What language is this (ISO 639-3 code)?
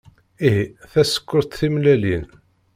kab